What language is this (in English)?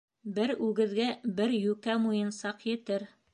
Bashkir